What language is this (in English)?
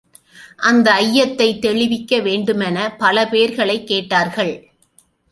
Tamil